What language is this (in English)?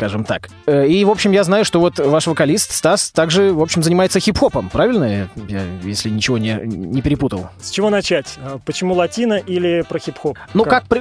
Russian